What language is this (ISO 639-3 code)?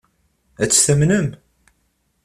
kab